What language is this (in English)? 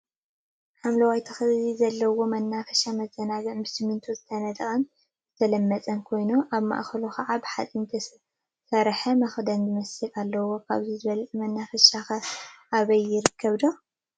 Tigrinya